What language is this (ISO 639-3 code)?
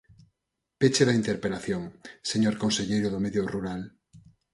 glg